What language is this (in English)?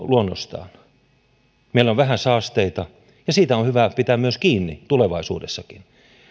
Finnish